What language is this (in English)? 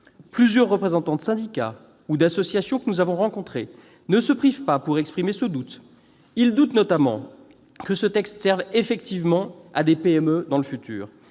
French